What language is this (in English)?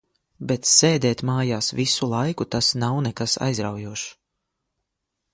Latvian